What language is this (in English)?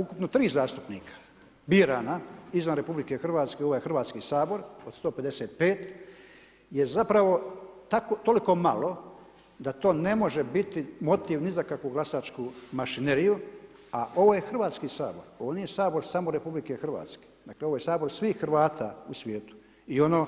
Croatian